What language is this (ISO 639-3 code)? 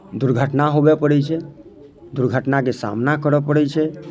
mai